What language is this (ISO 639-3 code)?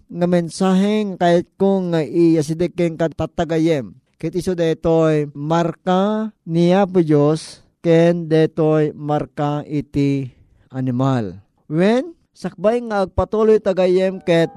fil